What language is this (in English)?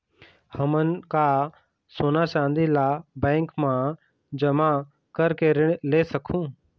Chhattisgarhi